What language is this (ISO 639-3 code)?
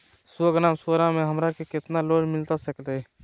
mag